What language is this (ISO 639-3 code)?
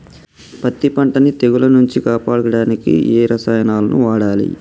tel